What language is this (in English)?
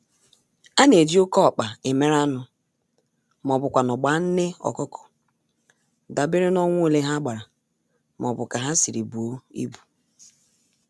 Igbo